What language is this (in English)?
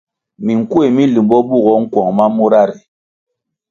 Kwasio